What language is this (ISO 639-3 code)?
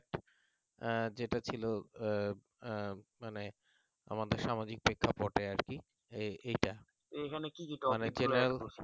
ben